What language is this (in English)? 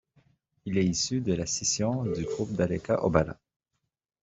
French